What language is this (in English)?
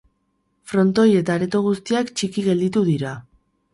Basque